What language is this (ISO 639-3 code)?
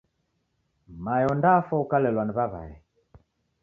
dav